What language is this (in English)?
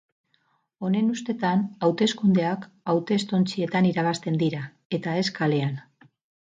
Basque